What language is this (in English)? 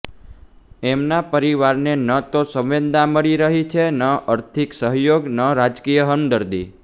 Gujarati